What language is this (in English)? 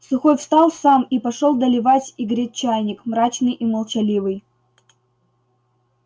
Russian